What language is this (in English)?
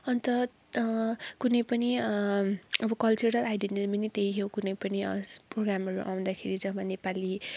Nepali